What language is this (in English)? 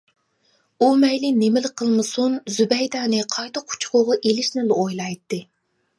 Uyghur